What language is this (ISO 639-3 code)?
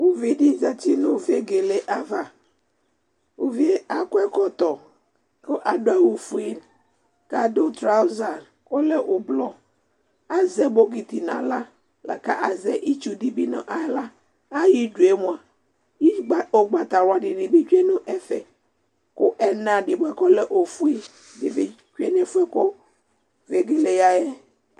kpo